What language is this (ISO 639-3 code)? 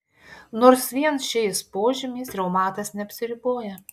lit